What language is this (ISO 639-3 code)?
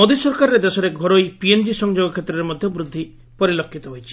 ori